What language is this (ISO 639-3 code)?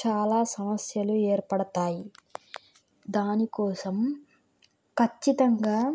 tel